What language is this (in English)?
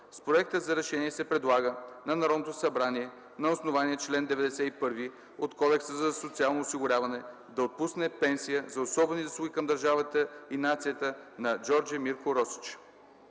Bulgarian